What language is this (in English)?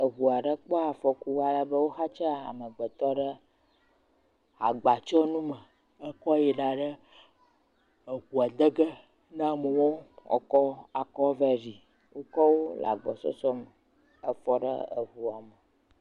Ewe